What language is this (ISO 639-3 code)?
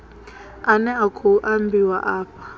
ven